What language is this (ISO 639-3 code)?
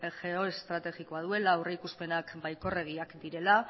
eus